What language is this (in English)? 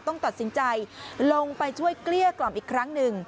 Thai